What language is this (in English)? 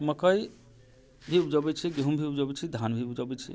Maithili